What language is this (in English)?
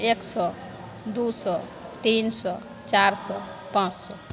Maithili